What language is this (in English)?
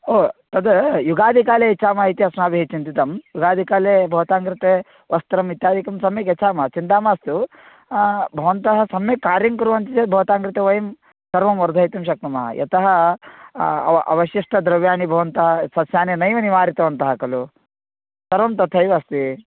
Sanskrit